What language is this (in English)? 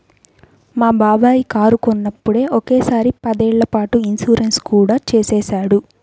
Telugu